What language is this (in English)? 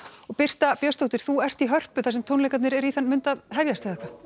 Icelandic